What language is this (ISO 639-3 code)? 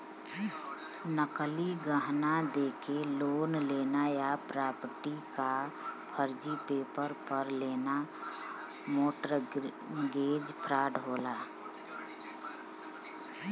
bho